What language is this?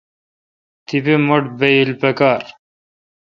Kalkoti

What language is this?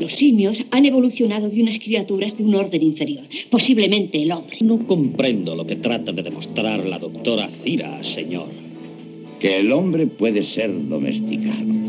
Spanish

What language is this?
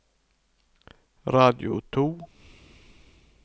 Norwegian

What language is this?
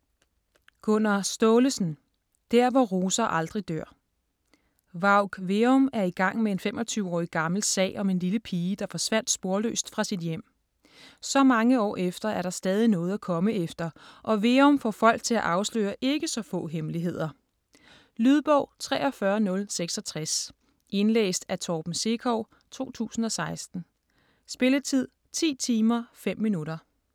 Danish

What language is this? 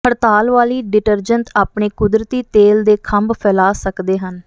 Punjabi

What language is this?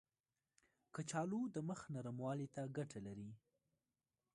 Pashto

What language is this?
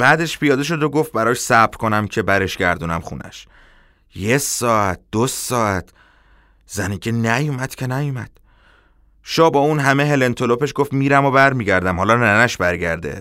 Persian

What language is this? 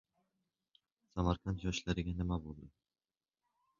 Uzbek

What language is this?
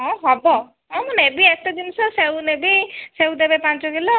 Odia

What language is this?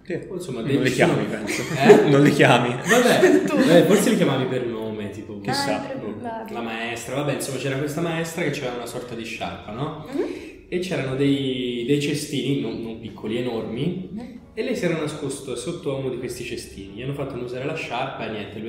Italian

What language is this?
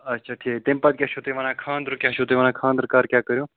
Kashmiri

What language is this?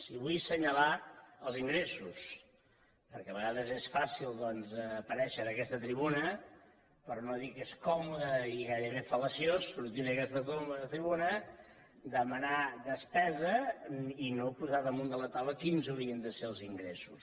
Catalan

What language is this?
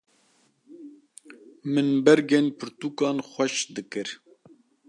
Kurdish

